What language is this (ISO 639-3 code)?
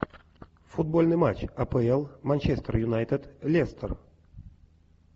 rus